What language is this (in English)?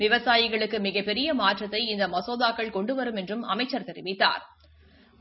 Tamil